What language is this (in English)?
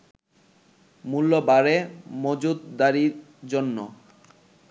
Bangla